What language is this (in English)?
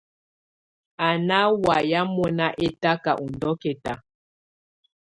Tunen